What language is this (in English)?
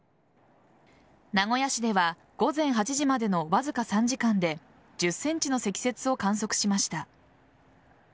Japanese